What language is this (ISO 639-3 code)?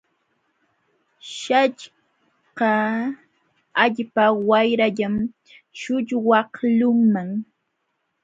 qxw